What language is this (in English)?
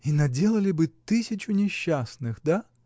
Russian